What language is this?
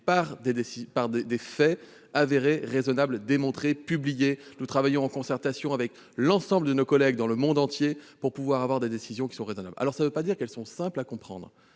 French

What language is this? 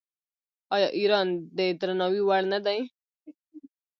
Pashto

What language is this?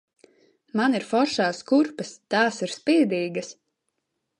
Latvian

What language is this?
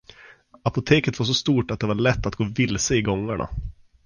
Swedish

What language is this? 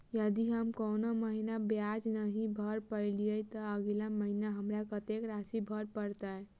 Maithili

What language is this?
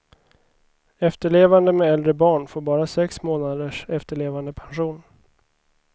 Swedish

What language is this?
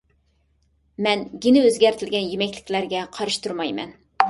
Uyghur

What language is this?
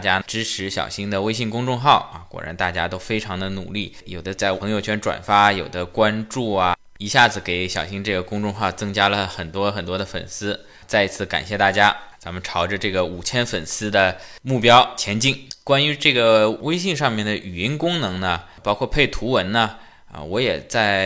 Chinese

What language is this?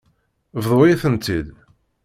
Kabyle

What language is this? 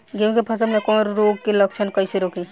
Bhojpuri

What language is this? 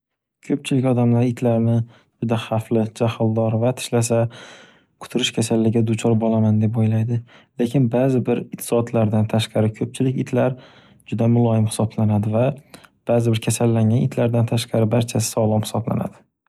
Uzbek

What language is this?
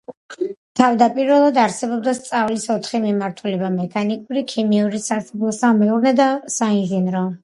Georgian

